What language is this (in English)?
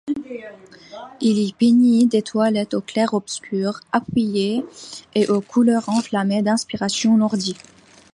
French